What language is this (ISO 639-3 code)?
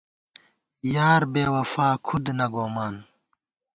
gwt